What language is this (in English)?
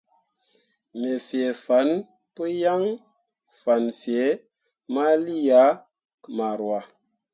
Mundang